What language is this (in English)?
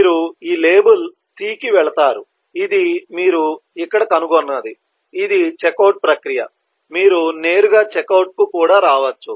Telugu